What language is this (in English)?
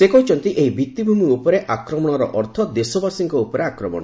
Odia